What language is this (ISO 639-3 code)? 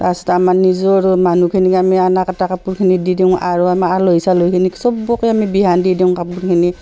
asm